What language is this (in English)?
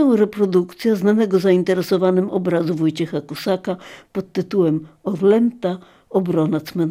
Polish